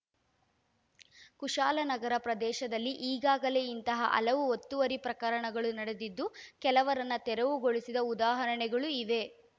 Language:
Kannada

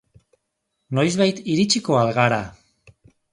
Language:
Basque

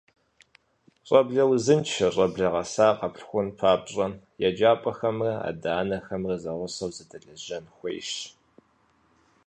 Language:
Kabardian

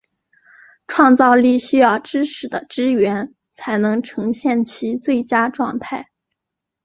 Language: Chinese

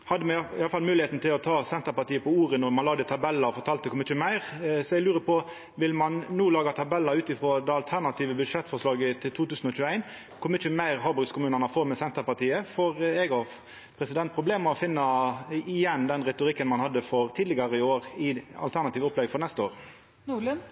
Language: Norwegian Nynorsk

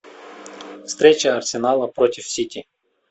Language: Russian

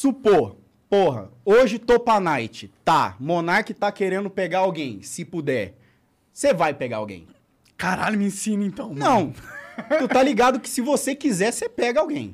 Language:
Portuguese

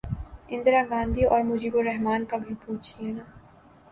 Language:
Urdu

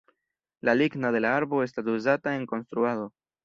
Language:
Esperanto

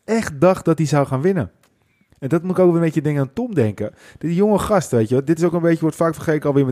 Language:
Dutch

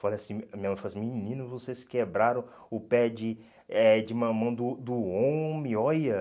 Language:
Portuguese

